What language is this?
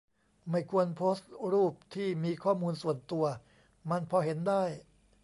Thai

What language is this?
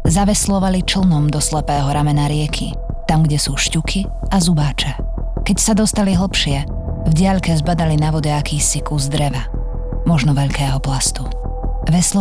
Slovak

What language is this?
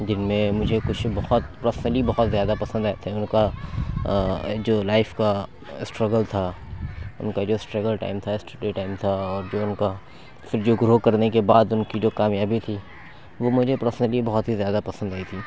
Urdu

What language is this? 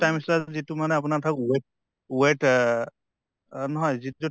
Assamese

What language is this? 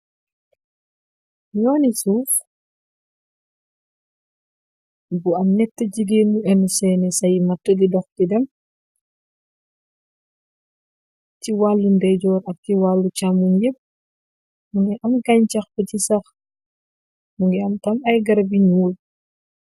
Wolof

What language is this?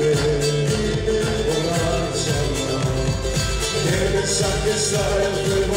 Arabic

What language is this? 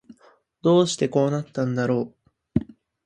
Japanese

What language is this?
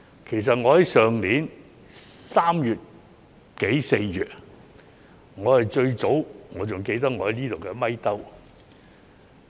Cantonese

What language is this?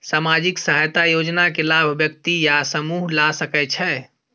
Maithili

